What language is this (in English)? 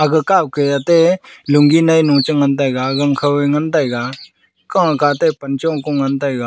Wancho Naga